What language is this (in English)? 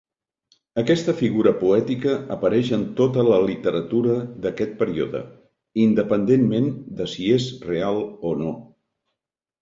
Catalan